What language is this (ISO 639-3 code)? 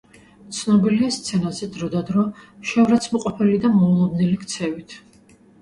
kat